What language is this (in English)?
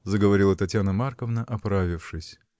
Russian